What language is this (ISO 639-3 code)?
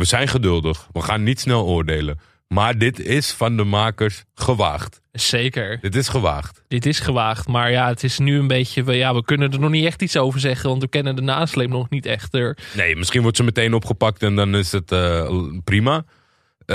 nld